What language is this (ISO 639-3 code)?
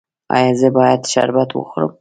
pus